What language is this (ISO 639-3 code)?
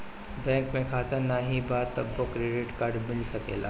bho